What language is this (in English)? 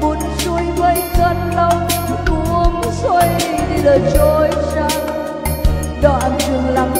Vietnamese